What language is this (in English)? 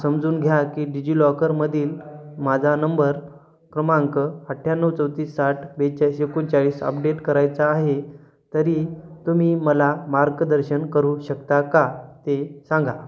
Marathi